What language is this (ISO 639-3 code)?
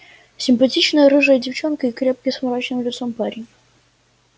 rus